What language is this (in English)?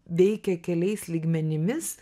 Lithuanian